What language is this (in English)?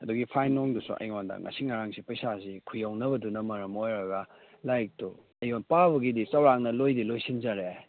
Manipuri